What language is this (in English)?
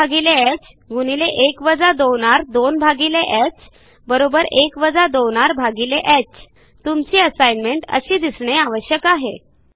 Marathi